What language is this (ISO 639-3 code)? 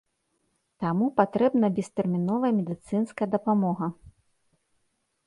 bel